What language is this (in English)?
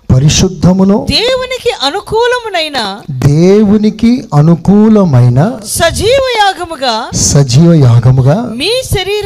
Telugu